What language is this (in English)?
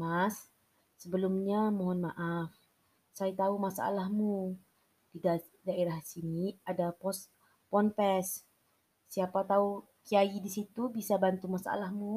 Malay